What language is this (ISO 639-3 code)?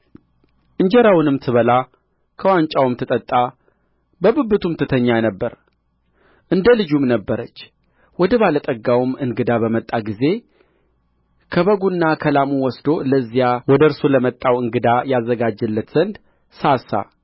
amh